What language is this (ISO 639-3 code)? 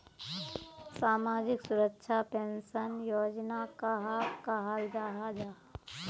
mag